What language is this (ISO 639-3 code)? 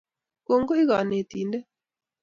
kln